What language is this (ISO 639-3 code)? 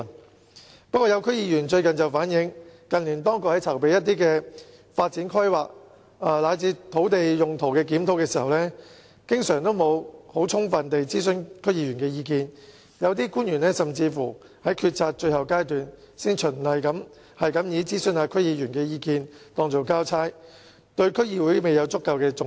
yue